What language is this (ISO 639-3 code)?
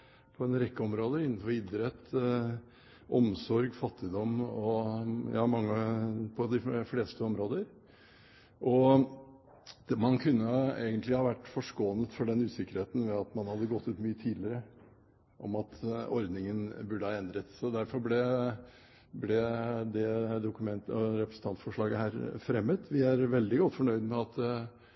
nob